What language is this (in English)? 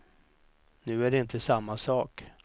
Swedish